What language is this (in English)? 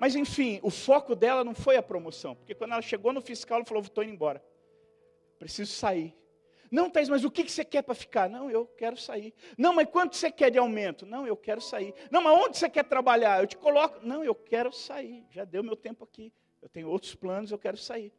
Portuguese